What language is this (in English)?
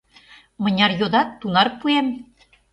Mari